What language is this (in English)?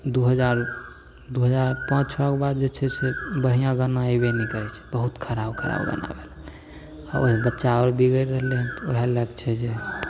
Maithili